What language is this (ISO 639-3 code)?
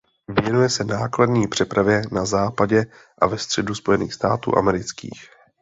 ces